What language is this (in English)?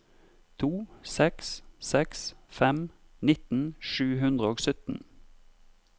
Norwegian